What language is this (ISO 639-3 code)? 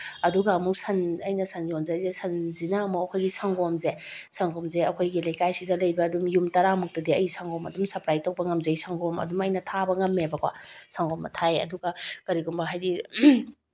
mni